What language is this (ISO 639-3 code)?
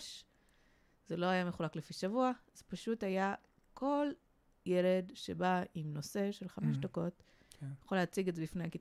heb